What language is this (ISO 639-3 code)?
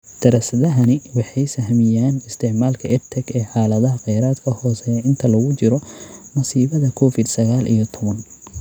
som